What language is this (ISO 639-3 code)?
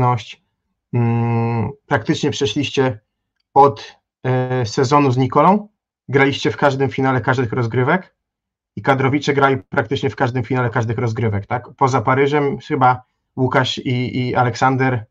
pol